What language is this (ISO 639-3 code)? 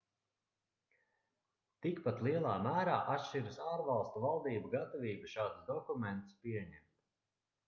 lav